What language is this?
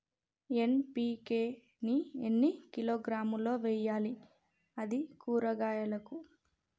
Telugu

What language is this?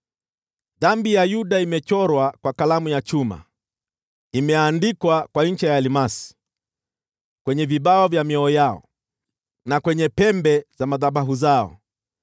Swahili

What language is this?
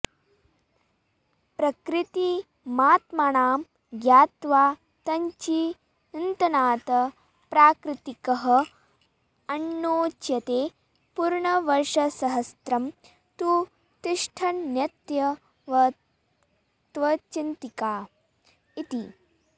Sanskrit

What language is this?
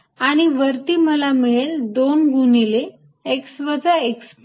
Marathi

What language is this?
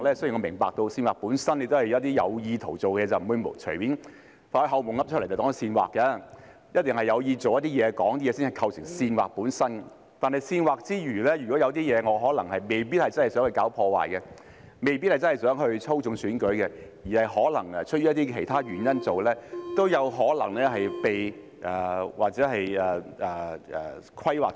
Cantonese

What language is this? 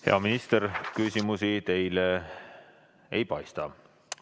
Estonian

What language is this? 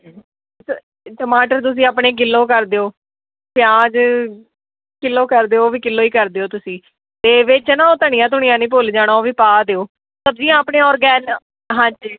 Punjabi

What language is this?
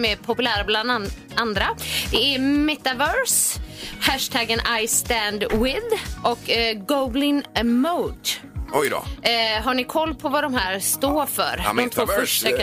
Swedish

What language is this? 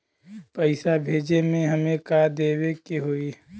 Bhojpuri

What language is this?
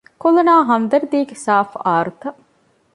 Divehi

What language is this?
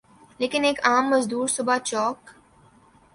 Urdu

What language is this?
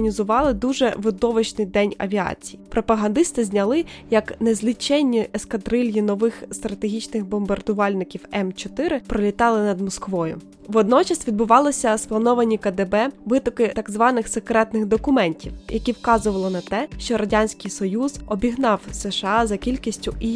Ukrainian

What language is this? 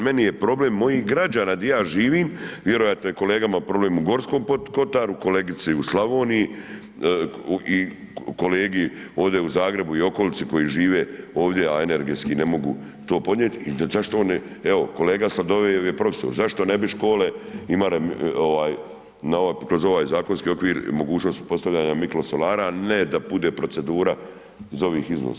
Croatian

